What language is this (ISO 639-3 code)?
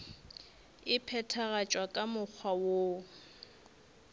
nso